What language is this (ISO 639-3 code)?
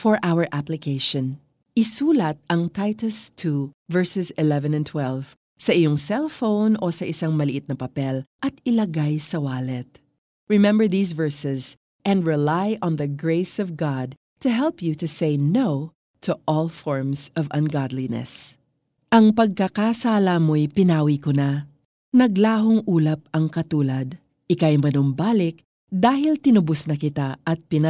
fil